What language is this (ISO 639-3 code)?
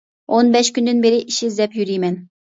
uig